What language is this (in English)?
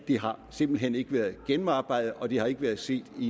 Danish